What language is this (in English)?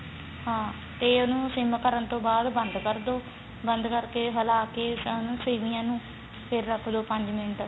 Punjabi